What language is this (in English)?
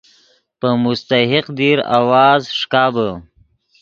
Yidgha